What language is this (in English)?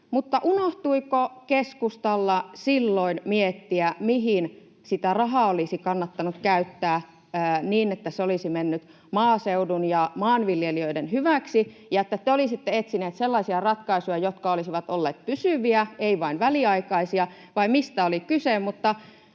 Finnish